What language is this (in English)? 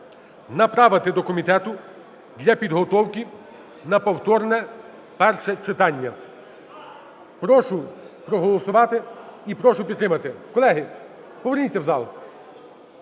Ukrainian